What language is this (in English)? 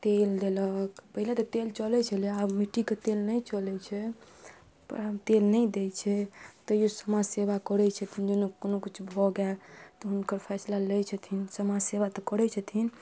Maithili